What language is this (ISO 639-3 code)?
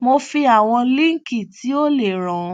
yor